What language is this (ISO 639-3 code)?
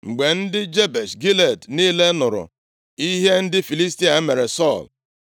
ibo